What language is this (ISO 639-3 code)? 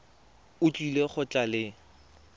tsn